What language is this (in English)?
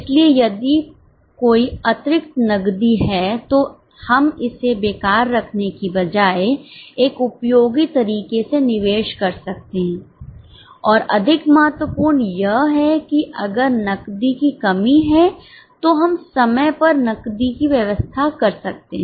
Hindi